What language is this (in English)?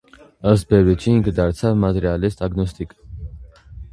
Armenian